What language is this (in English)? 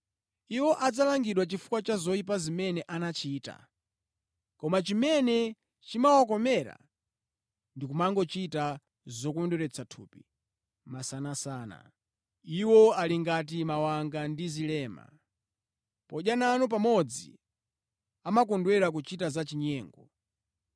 Nyanja